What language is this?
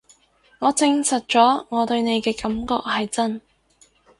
Cantonese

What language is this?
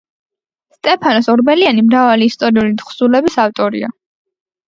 Georgian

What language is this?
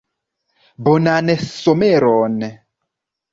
Esperanto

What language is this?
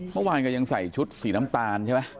Thai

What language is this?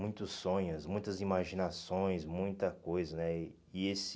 Portuguese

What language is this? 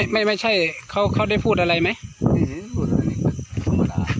Thai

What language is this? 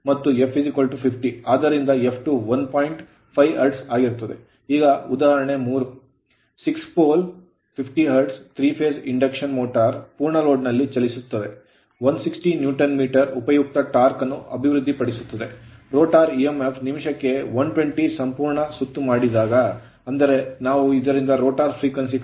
Kannada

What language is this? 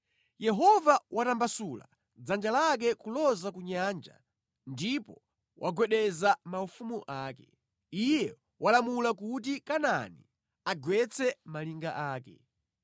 Nyanja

